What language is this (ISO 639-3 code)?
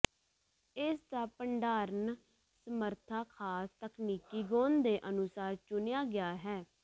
pan